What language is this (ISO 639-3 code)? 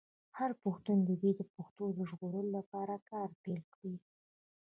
pus